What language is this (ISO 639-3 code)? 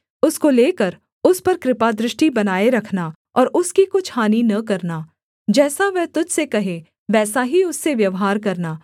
hin